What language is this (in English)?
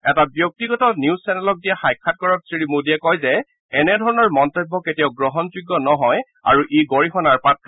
Assamese